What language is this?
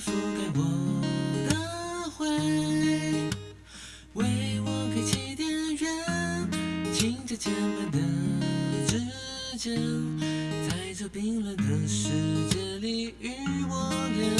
Chinese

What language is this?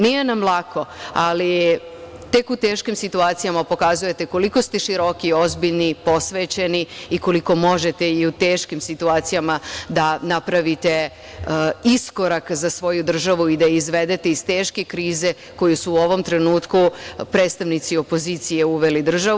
Serbian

